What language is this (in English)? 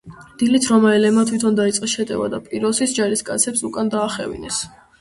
Georgian